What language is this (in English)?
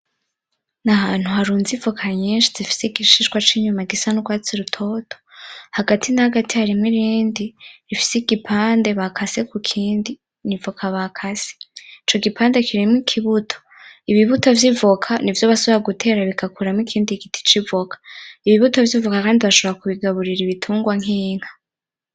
Rundi